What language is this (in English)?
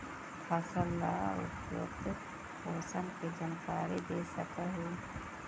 Magahi